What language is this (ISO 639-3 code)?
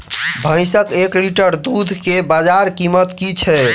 mai